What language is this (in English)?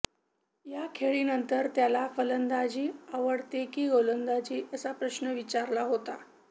Marathi